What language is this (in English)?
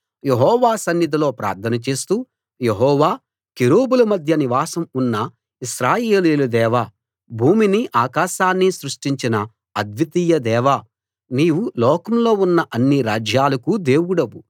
Telugu